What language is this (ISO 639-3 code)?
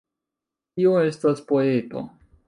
epo